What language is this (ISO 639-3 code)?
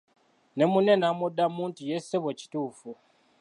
lug